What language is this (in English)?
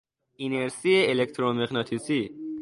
Persian